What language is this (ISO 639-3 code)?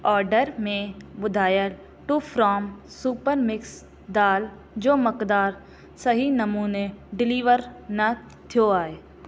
snd